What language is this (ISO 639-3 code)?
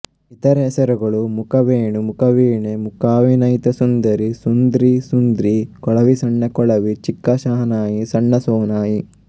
kan